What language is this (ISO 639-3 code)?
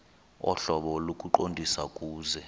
xho